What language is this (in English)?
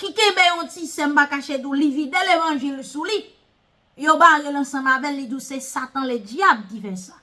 French